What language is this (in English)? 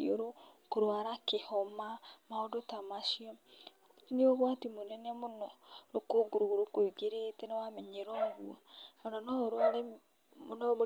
Kikuyu